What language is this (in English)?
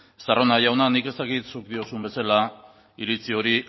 Basque